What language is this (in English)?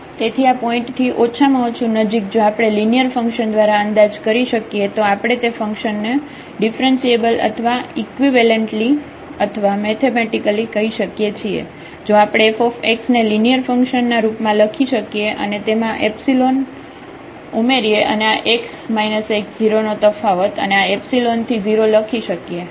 Gujarati